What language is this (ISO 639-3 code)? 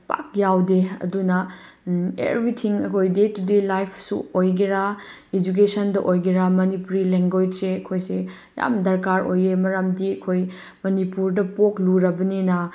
mni